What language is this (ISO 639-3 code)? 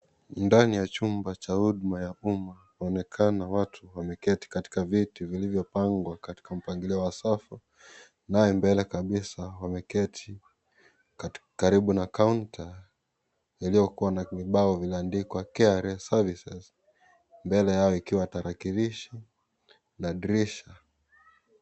swa